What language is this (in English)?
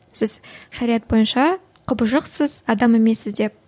Kazakh